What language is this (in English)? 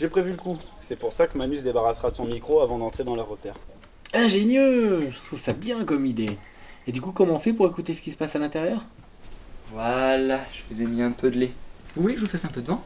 French